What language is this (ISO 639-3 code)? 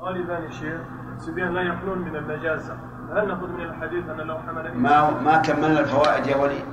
ara